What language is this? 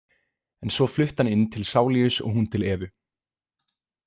Icelandic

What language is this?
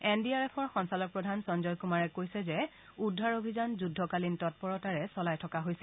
Assamese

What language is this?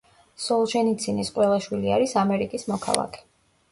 Georgian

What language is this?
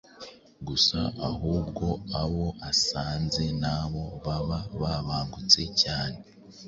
Kinyarwanda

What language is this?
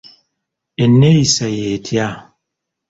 Ganda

